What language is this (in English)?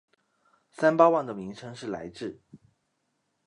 Chinese